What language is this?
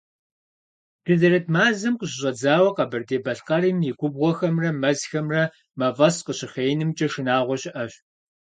Kabardian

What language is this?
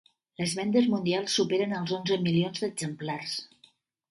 Catalan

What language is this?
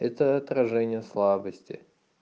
Russian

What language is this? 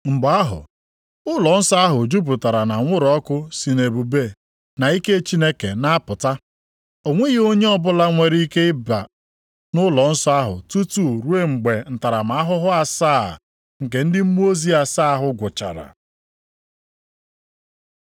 Igbo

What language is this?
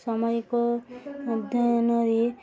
Odia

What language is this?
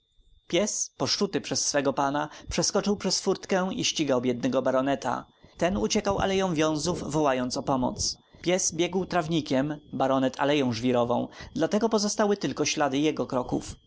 Polish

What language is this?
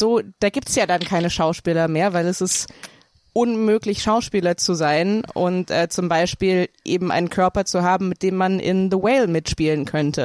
German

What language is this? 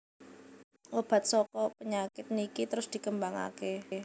Javanese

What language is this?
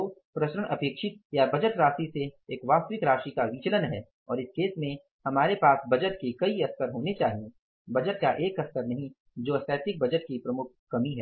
Hindi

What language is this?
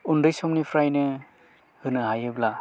Bodo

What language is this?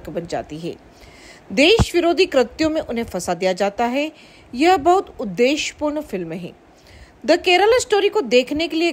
Hindi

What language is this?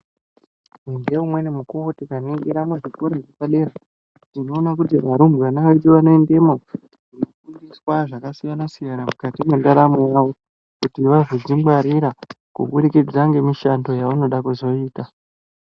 Ndau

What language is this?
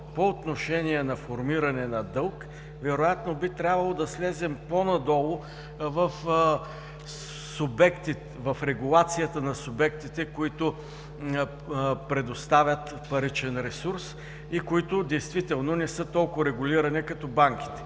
Bulgarian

